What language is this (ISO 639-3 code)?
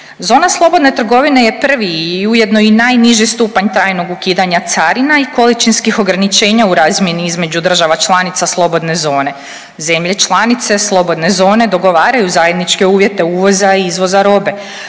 hrv